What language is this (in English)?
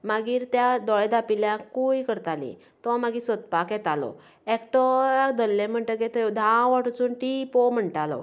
Konkani